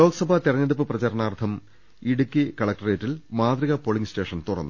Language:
Malayalam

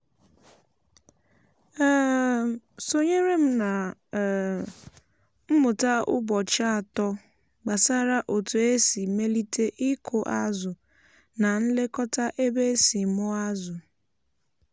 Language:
Igbo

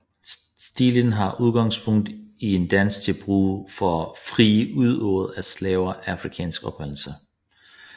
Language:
Danish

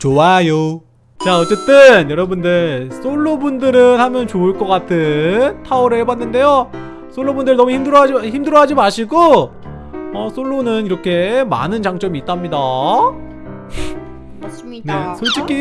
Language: Korean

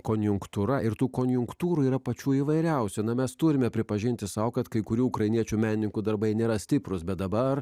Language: Lithuanian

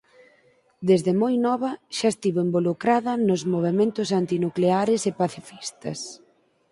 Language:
Galician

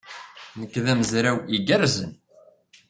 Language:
Kabyle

